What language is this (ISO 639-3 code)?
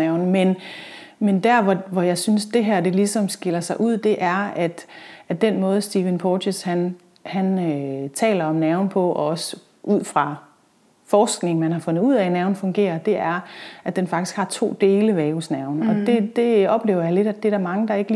dan